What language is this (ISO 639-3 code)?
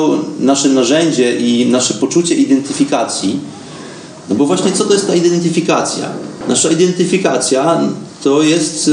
pol